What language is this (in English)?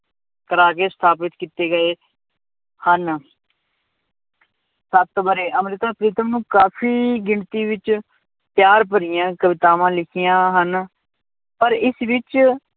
Punjabi